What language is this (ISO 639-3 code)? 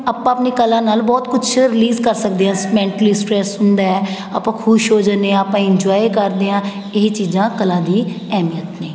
pan